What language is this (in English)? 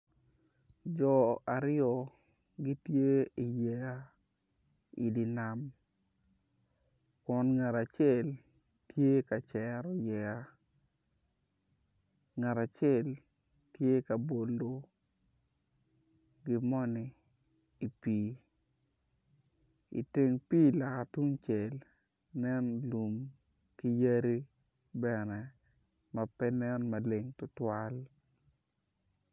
Acoli